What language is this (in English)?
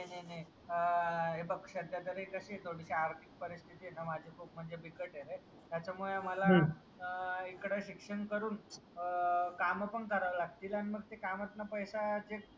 Marathi